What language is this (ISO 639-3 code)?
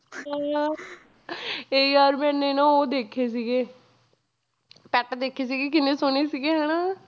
pan